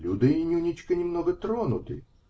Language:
Russian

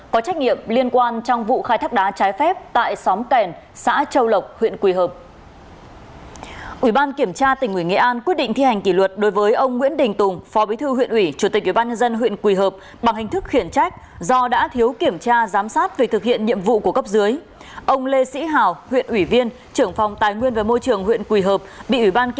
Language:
Vietnamese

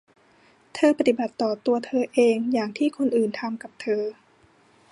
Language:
Thai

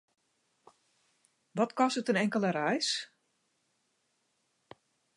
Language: Western Frisian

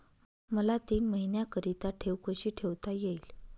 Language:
Marathi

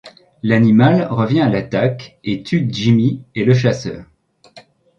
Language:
French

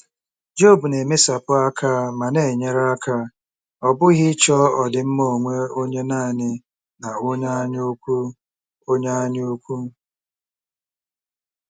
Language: Igbo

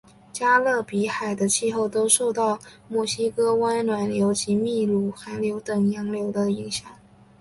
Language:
Chinese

